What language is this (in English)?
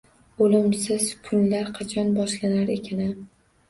Uzbek